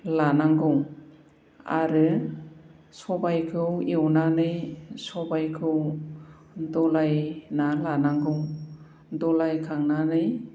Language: Bodo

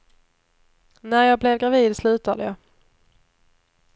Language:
Swedish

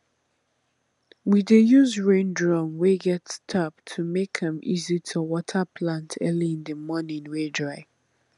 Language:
Nigerian Pidgin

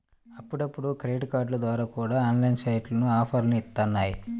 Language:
Telugu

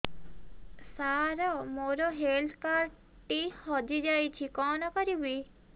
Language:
Odia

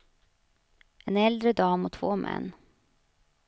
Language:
Swedish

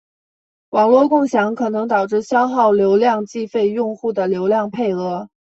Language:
Chinese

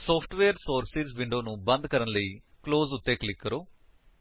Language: Punjabi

